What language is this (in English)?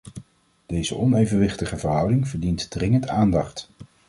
Dutch